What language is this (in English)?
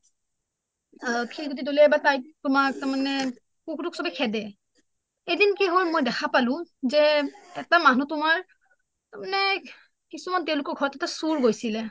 Assamese